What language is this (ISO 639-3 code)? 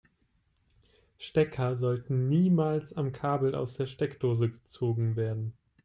deu